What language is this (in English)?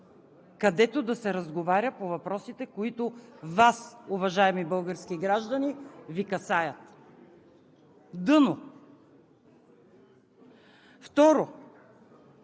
Bulgarian